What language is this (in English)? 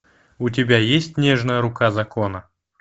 Russian